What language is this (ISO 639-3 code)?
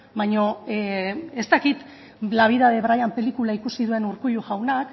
eus